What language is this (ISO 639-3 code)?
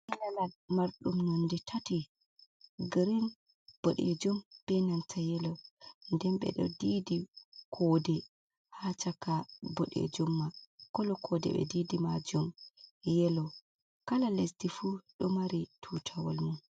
ful